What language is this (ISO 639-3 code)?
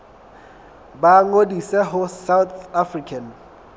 sot